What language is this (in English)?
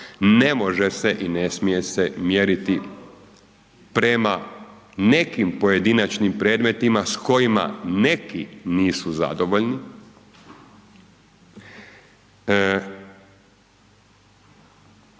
Croatian